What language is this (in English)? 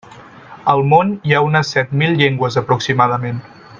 Catalan